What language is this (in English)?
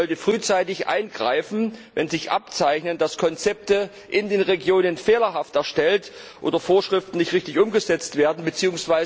German